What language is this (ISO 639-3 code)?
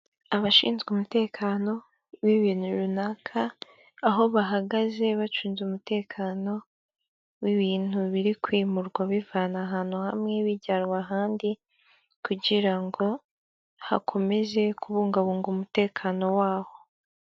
kin